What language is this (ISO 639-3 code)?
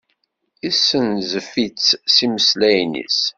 kab